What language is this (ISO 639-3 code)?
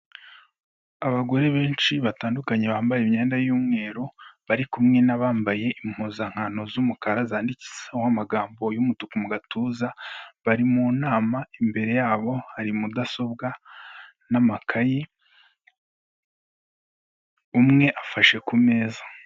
kin